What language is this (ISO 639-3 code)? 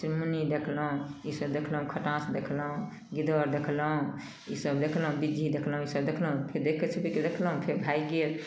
mai